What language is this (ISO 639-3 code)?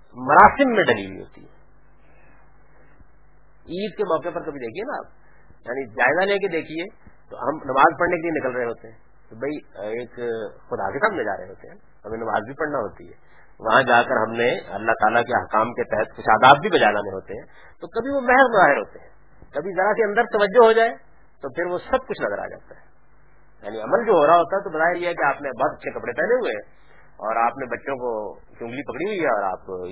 urd